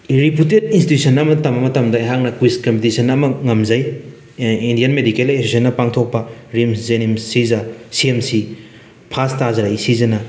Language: Manipuri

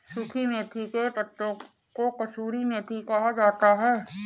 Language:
Hindi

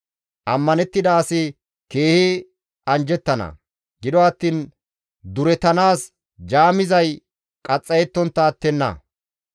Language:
Gamo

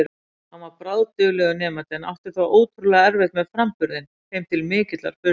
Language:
Icelandic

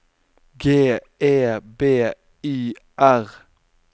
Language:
Norwegian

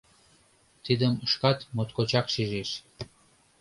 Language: Mari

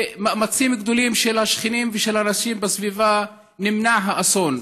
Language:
Hebrew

